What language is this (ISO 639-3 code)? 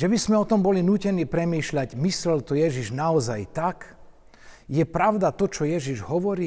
slk